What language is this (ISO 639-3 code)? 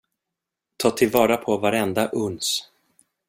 swe